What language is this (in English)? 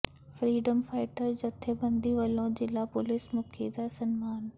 Punjabi